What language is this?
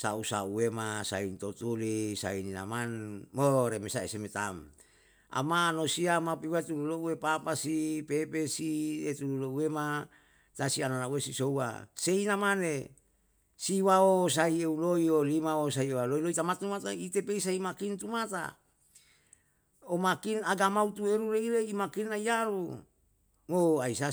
Yalahatan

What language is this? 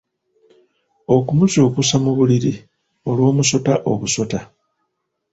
Ganda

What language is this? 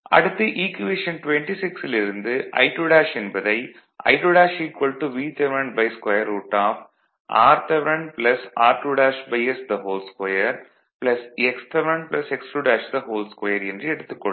Tamil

